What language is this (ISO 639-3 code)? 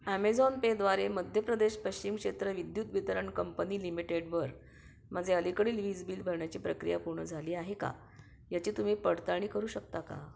mar